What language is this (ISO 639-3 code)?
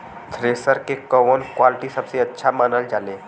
bho